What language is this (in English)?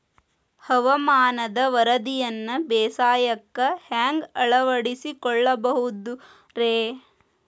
Kannada